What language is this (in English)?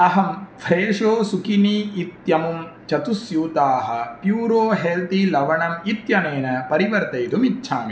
Sanskrit